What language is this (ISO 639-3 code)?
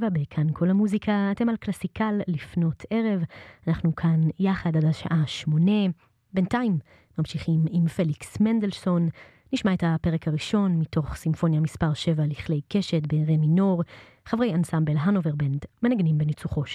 heb